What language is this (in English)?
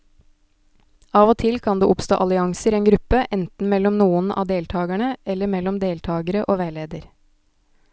Norwegian